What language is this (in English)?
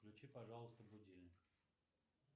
Russian